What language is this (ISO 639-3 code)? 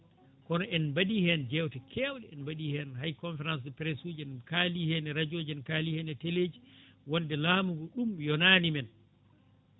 ful